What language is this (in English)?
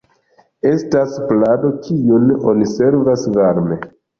Esperanto